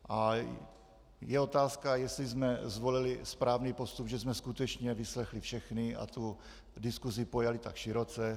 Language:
Czech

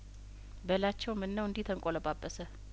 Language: Amharic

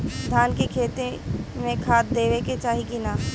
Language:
Bhojpuri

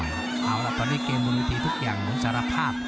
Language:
Thai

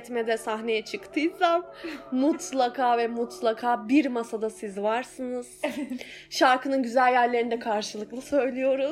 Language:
Turkish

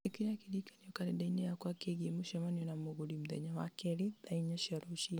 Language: Kikuyu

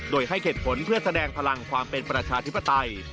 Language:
Thai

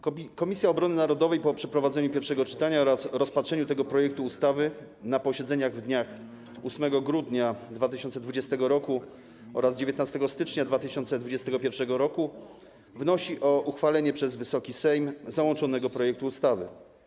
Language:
Polish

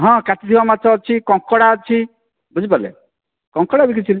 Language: Odia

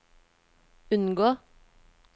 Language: Norwegian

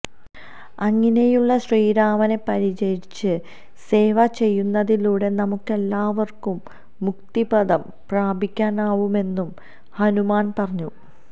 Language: Malayalam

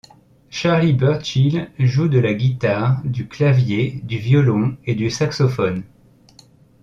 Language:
French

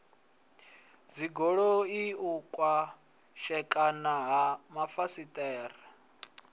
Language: Venda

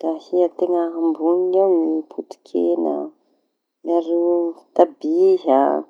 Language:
Tanosy Malagasy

